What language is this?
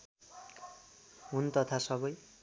Nepali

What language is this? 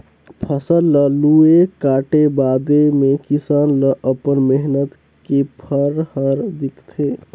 Chhattisgarhi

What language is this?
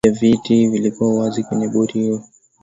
Swahili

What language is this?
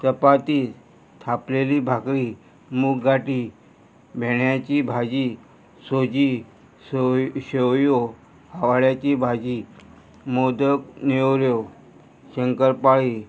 Konkani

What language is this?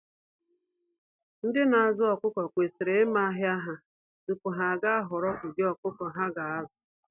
Igbo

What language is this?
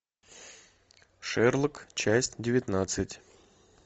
Russian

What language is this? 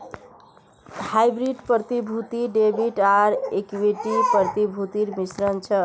Magahi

